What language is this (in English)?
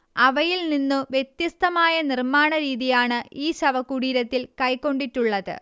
Malayalam